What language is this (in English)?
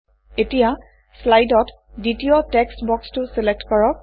Assamese